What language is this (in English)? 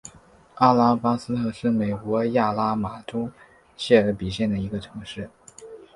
Chinese